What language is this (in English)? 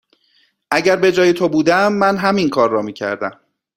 Persian